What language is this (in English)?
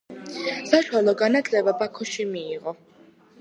Georgian